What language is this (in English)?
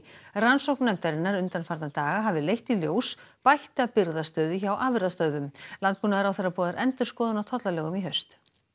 Icelandic